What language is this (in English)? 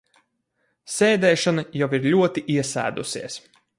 Latvian